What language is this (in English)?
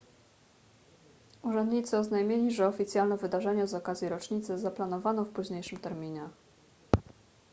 Polish